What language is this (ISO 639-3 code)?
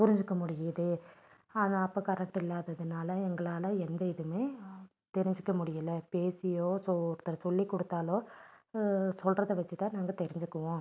tam